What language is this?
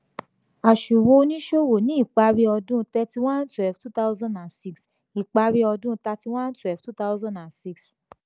Yoruba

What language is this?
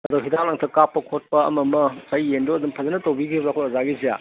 Manipuri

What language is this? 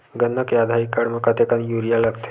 Chhattisgarhi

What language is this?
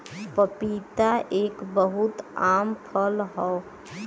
Bhojpuri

